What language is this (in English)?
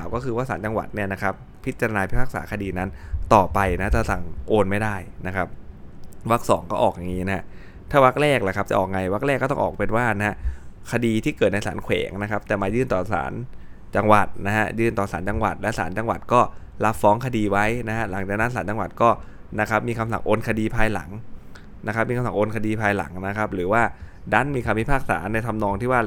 Thai